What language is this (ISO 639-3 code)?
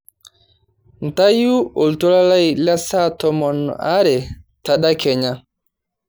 mas